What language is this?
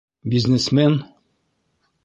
Bashkir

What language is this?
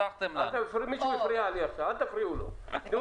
Hebrew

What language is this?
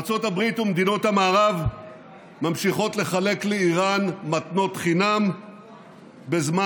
Hebrew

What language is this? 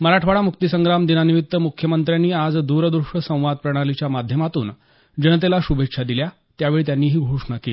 Marathi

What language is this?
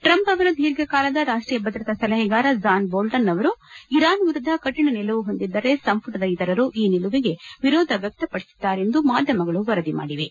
Kannada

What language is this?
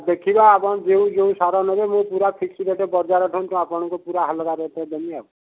Odia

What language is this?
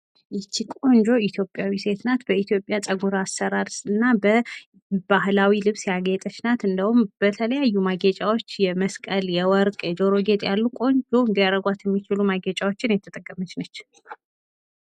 Amharic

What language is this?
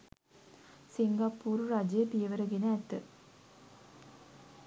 Sinhala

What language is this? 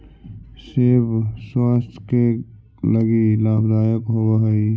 Magahi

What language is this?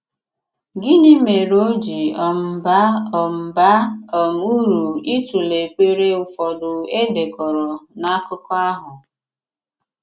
Igbo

